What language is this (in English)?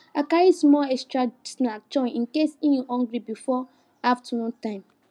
Nigerian Pidgin